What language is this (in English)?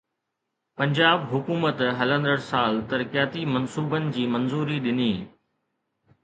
Sindhi